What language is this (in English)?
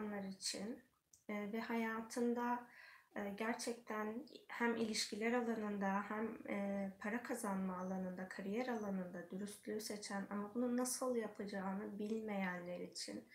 Turkish